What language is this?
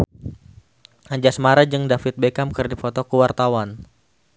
Sundanese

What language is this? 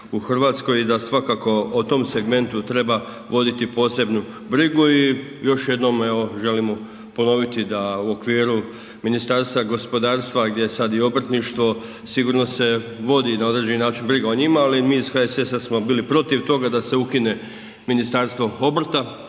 Croatian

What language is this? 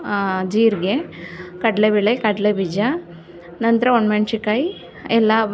Kannada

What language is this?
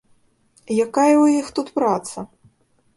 Belarusian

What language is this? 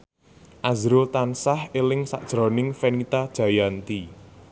Javanese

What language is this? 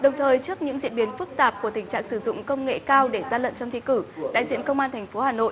Vietnamese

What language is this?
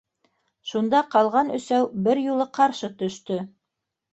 Bashkir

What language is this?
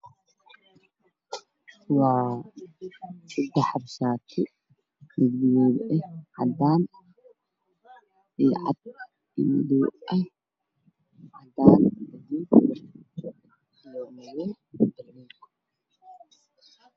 Somali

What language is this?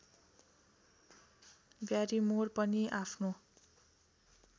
Nepali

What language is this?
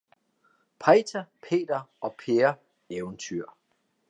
Danish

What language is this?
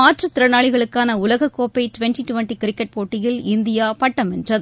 Tamil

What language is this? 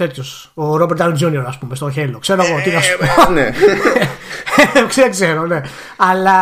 Greek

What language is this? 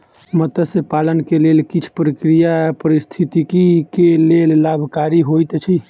Maithili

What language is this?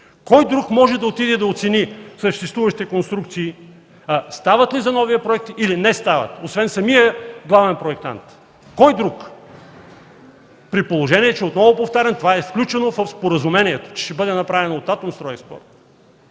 Bulgarian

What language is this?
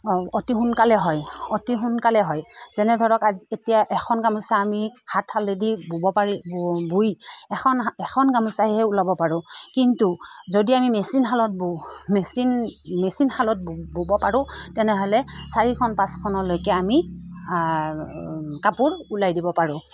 Assamese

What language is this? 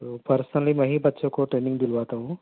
Urdu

